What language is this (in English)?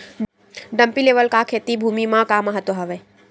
Chhattisgarhi